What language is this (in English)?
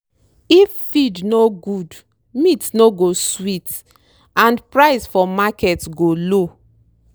Nigerian Pidgin